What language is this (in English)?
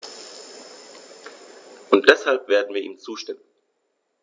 German